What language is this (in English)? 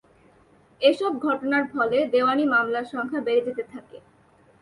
Bangla